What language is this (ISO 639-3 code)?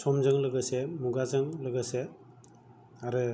brx